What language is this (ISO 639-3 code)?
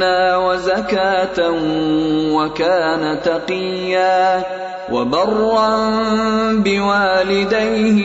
urd